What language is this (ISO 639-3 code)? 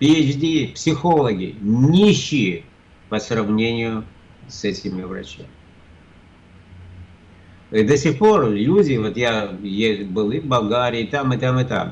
rus